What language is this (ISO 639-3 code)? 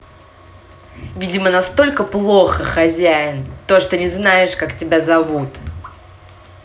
rus